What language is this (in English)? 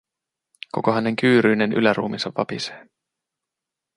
Finnish